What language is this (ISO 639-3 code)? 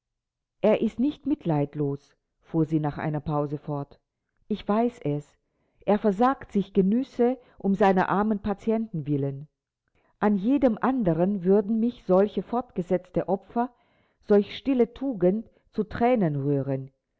deu